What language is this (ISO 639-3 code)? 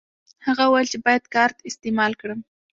pus